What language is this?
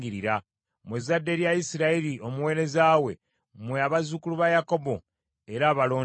Ganda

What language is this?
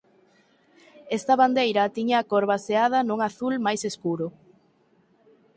Galician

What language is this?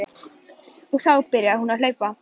Icelandic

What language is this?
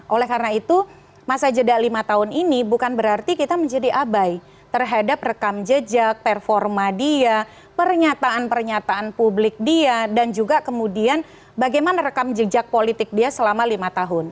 Indonesian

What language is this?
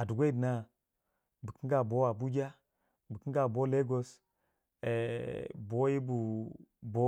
Waja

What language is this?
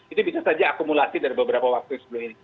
Indonesian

